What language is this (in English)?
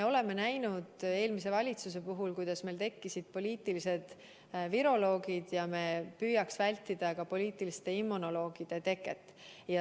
Estonian